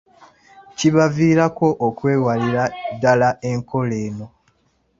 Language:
Ganda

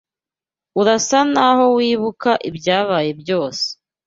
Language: Kinyarwanda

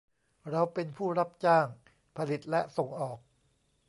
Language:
Thai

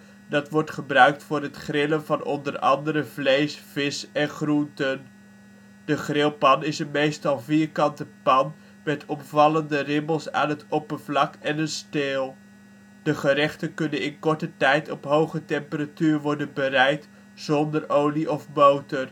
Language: Dutch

